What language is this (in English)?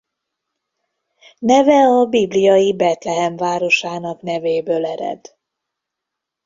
Hungarian